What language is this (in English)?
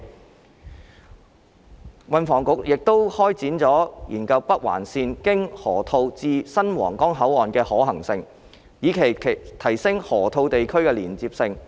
Cantonese